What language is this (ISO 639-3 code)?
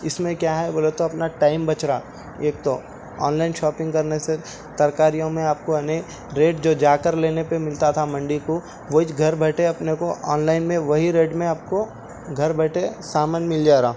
urd